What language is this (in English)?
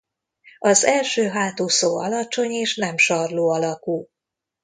Hungarian